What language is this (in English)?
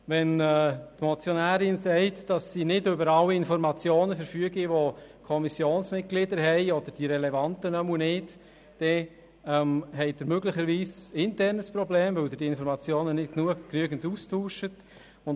Swiss German